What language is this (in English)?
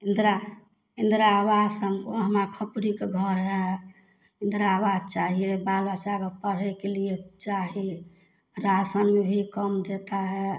Maithili